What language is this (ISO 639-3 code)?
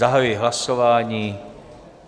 ces